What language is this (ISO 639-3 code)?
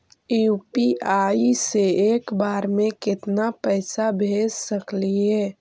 mag